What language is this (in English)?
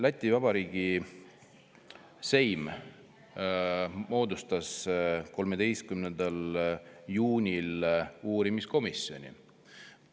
Estonian